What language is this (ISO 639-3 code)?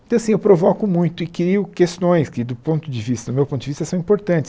por